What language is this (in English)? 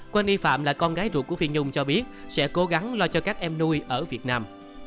Vietnamese